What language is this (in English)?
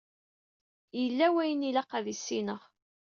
Kabyle